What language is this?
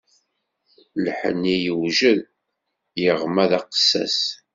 Kabyle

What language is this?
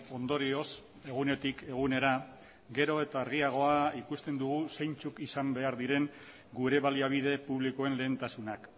Basque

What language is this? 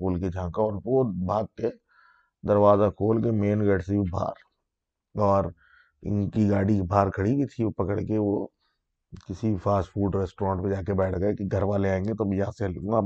Urdu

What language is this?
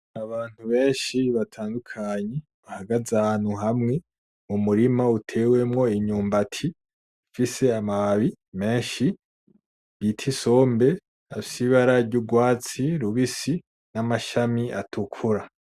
Rundi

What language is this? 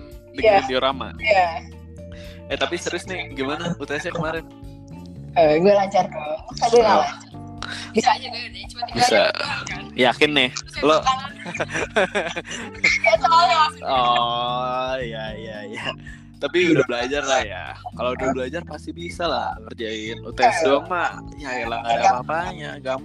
Indonesian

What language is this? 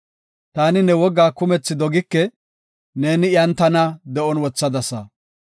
Gofa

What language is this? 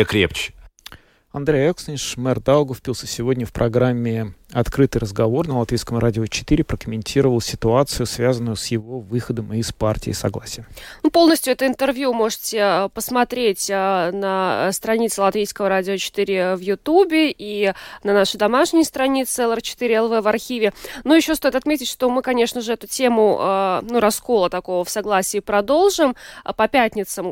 Russian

